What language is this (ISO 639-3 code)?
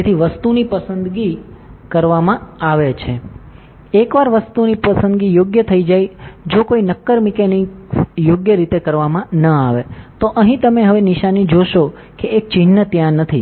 guj